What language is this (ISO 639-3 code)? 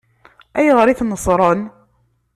kab